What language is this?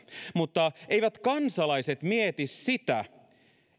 Finnish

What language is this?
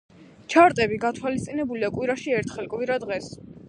Georgian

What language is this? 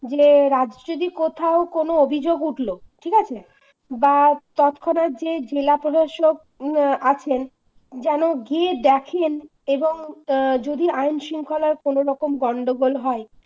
Bangla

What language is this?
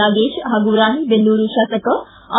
Kannada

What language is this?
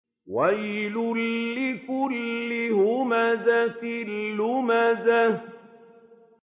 Arabic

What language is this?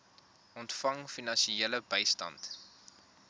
Afrikaans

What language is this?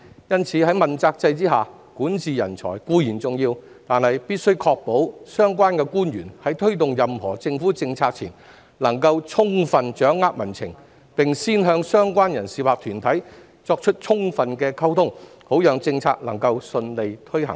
Cantonese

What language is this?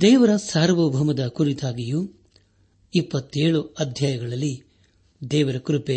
Kannada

